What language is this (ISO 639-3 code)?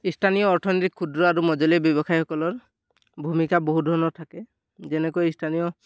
asm